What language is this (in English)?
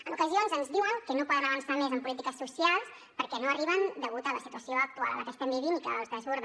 Catalan